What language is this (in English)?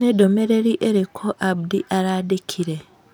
Kikuyu